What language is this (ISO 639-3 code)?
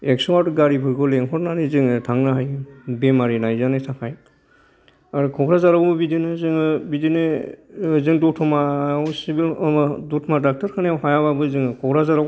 brx